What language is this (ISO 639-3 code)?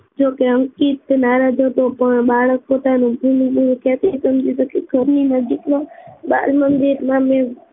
guj